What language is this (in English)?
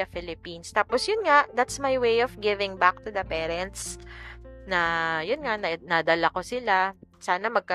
Filipino